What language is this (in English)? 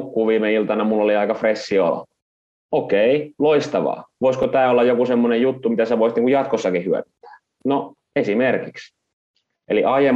Finnish